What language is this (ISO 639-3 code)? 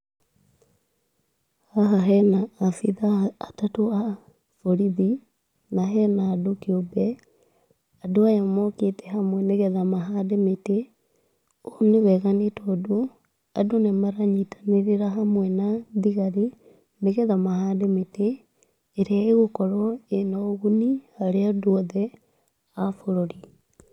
kik